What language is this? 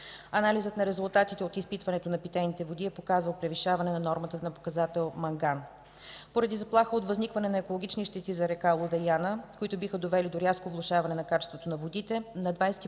Bulgarian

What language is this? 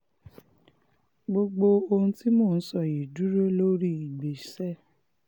Yoruba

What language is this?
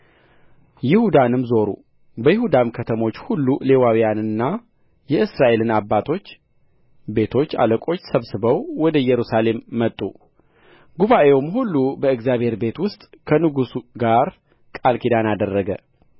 Amharic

